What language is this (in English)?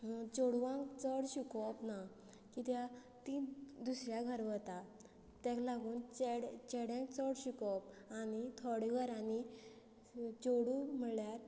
Konkani